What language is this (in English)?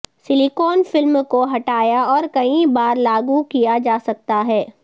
Urdu